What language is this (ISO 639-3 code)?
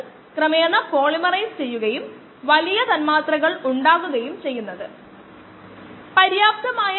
mal